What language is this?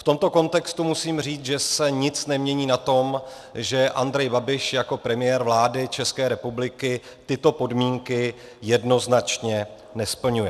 Czech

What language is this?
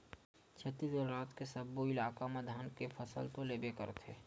Chhattisgarhi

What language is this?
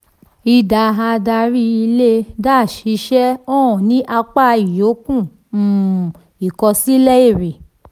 Yoruba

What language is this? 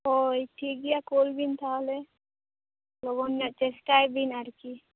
Santali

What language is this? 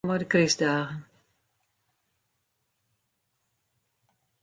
Western Frisian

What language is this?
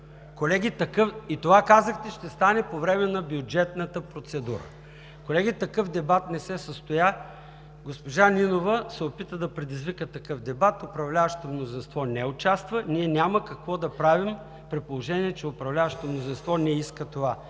Bulgarian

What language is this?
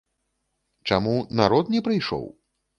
Belarusian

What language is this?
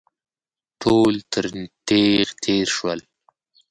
Pashto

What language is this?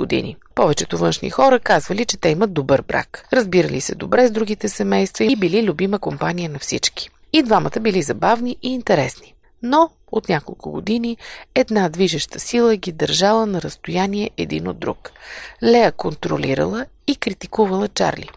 Bulgarian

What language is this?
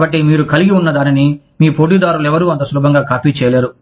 Telugu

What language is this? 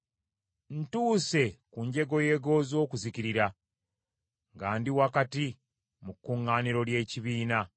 Ganda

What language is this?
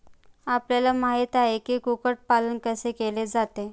Marathi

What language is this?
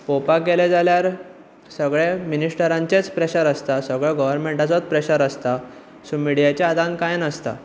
Konkani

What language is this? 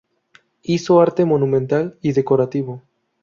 Spanish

